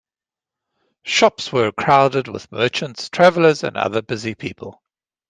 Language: English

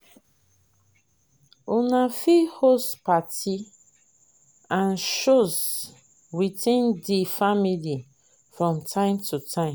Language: Nigerian Pidgin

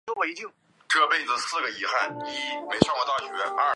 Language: Chinese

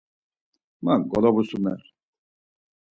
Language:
Laz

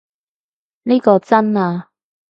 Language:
Cantonese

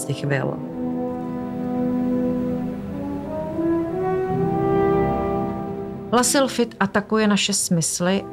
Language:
Czech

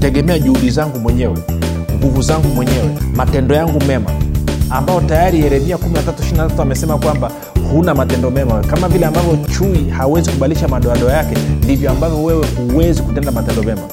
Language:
Swahili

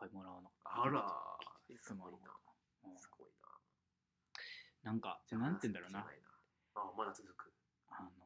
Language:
Japanese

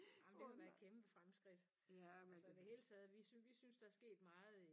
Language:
Danish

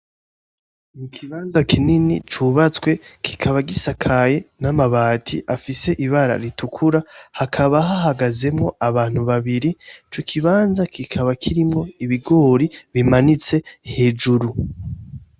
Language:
Rundi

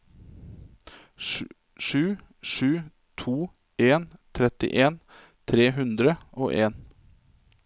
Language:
Norwegian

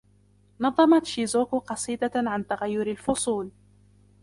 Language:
Arabic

